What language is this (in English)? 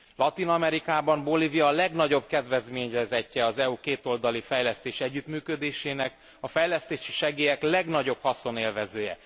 Hungarian